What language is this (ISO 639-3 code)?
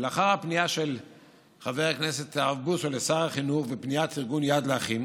heb